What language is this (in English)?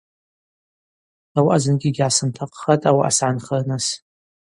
Abaza